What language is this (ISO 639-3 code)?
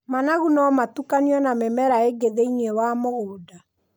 kik